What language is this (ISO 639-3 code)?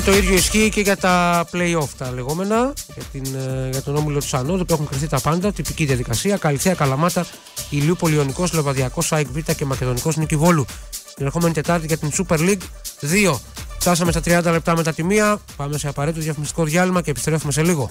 ell